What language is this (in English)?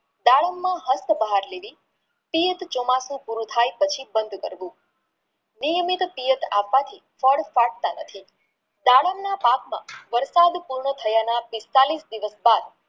Gujarati